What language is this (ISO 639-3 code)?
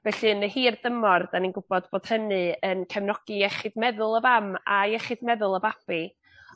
cym